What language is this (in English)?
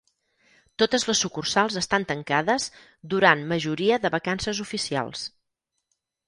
Catalan